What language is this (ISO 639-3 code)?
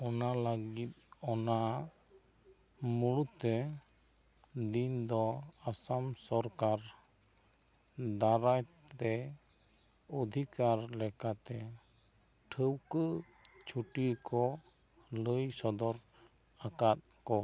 sat